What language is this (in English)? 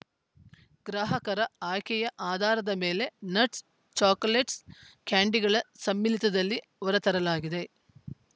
Kannada